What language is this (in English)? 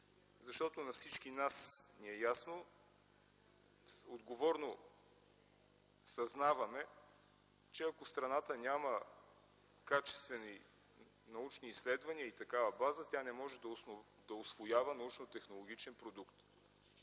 Bulgarian